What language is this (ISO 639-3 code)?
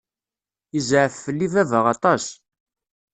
kab